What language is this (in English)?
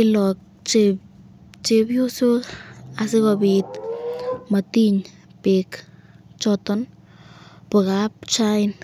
Kalenjin